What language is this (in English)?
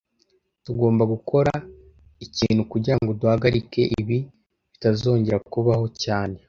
Kinyarwanda